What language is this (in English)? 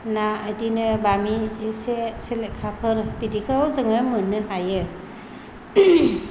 Bodo